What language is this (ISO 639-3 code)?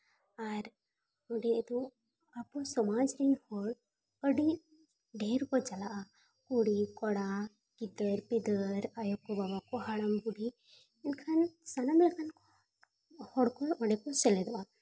sat